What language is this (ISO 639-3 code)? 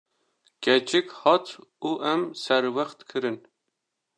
kur